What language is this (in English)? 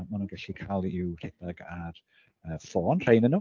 Welsh